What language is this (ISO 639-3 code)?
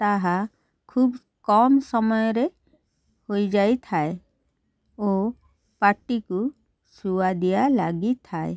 ori